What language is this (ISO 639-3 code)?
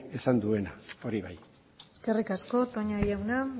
eus